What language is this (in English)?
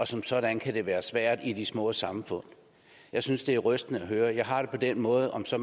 Danish